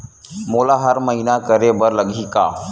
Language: Chhattisgarhi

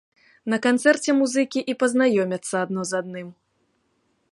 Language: Belarusian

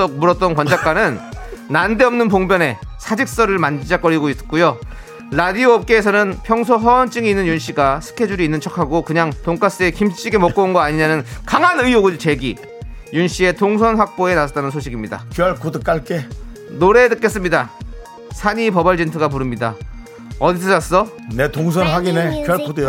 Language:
Korean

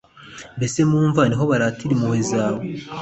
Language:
Kinyarwanda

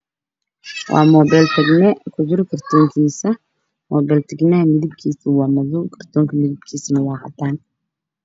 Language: Somali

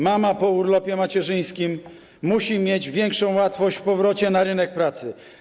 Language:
Polish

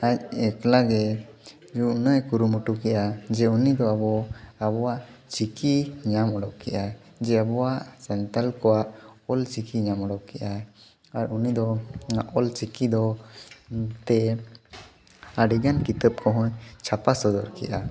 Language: Santali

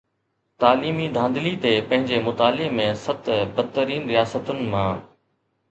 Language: Sindhi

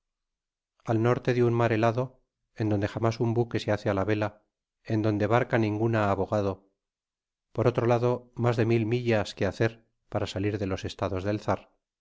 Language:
Spanish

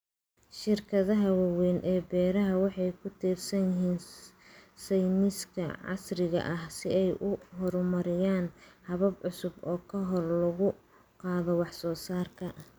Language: Somali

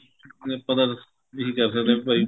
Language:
Punjabi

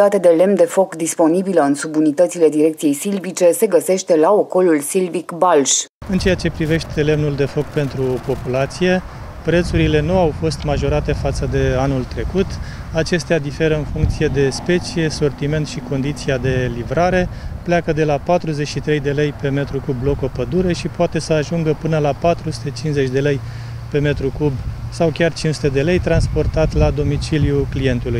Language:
Romanian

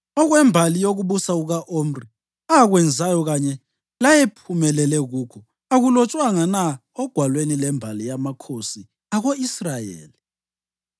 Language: North Ndebele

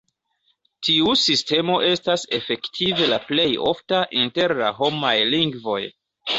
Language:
Esperanto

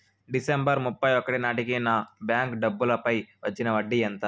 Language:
Telugu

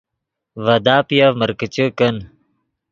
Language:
Yidgha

